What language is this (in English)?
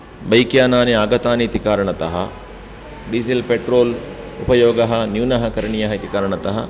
Sanskrit